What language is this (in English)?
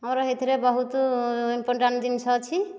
Odia